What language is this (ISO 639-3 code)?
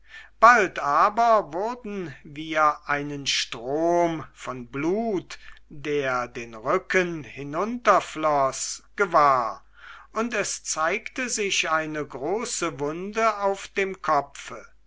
deu